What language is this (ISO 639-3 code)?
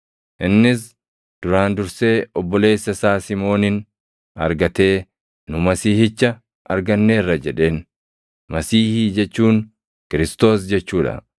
orm